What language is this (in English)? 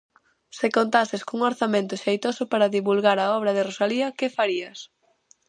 Galician